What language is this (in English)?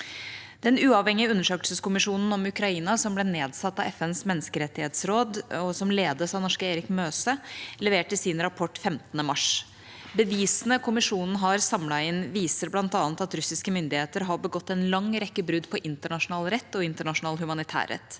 Norwegian